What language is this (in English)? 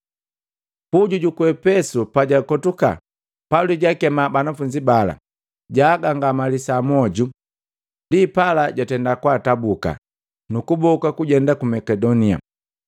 Matengo